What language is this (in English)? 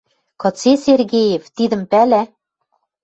Western Mari